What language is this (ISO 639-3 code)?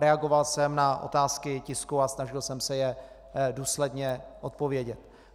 ces